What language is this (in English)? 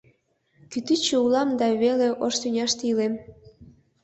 Mari